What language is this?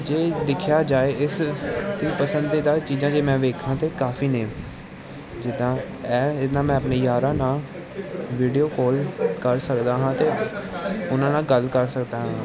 Punjabi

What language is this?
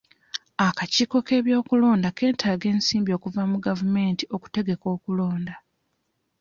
Ganda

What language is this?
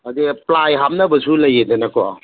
Manipuri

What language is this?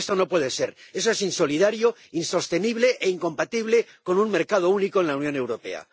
Spanish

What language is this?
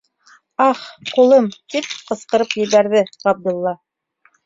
Bashkir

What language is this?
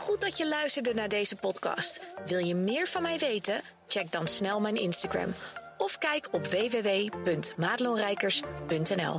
Dutch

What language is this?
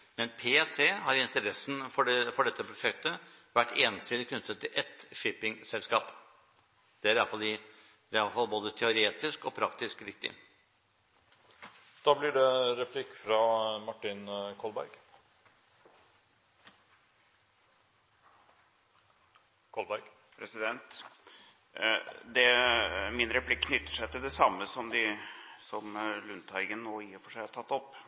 Norwegian Bokmål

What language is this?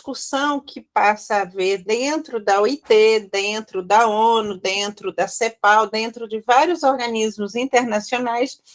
Portuguese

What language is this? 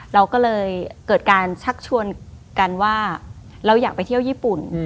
Thai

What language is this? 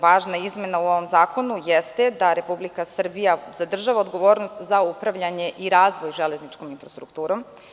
Serbian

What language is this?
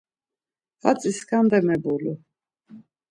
Laz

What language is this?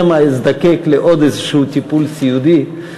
Hebrew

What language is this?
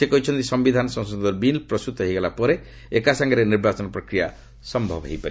Odia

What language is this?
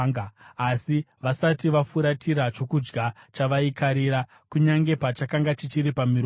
Shona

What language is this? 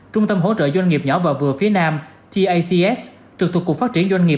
Vietnamese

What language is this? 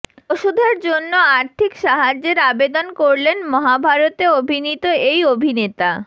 Bangla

